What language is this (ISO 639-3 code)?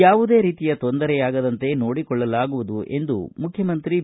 kan